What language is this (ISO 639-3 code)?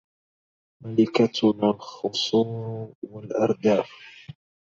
ara